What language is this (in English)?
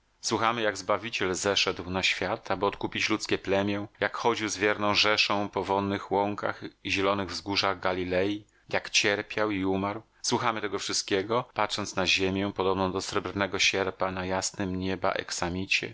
Polish